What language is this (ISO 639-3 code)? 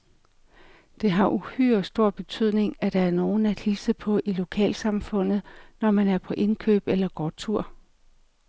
dan